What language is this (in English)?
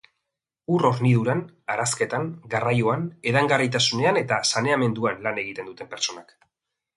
Basque